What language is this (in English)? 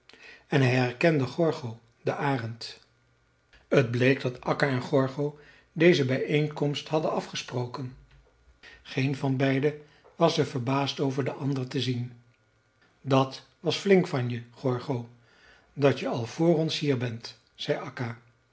Dutch